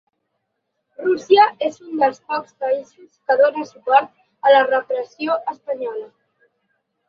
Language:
Catalan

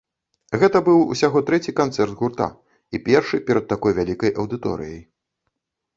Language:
Belarusian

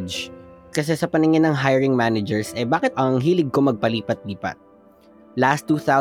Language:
Filipino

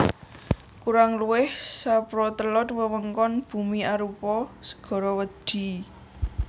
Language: Javanese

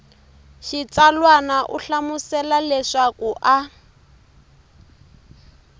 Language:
Tsonga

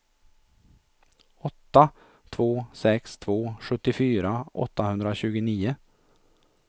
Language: Swedish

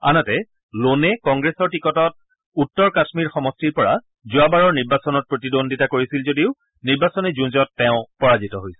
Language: Assamese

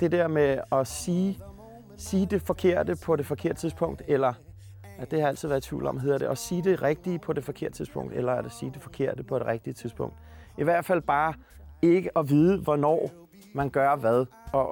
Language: Danish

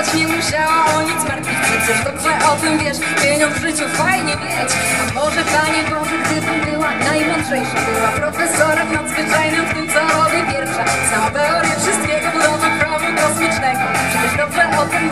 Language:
Polish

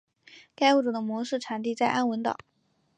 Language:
Chinese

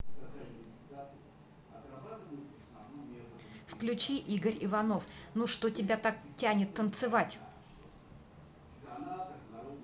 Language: Russian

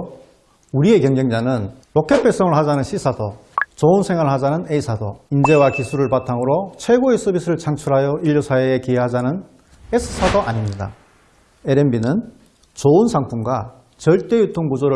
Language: Korean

